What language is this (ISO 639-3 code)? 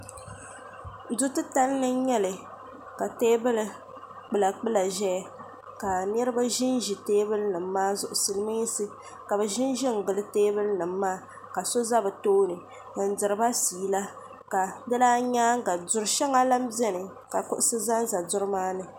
dag